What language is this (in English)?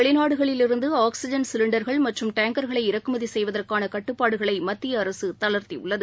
Tamil